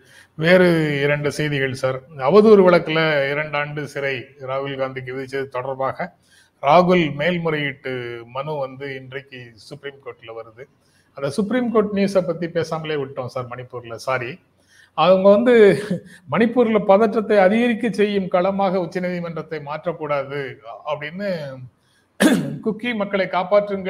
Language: Tamil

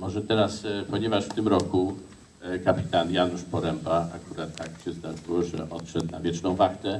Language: Polish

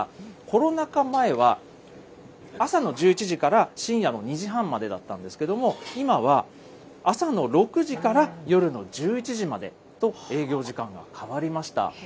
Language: Japanese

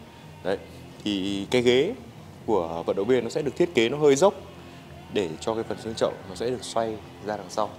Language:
Vietnamese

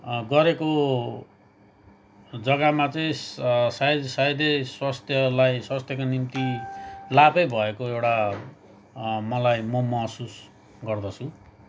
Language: Nepali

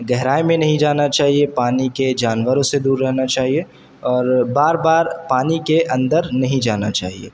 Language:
Urdu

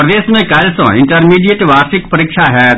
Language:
Maithili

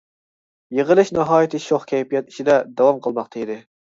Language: Uyghur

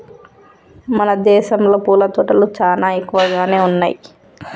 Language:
Telugu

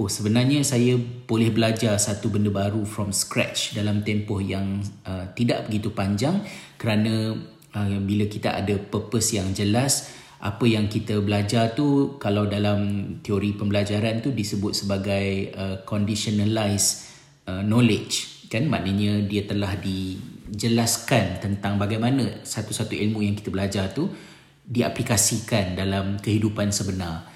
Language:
Malay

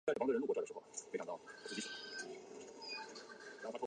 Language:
Chinese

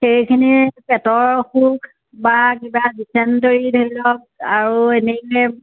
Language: Assamese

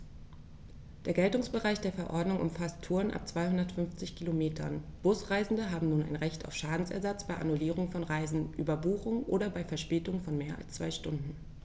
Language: German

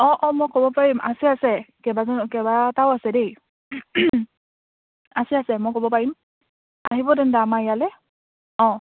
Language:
Assamese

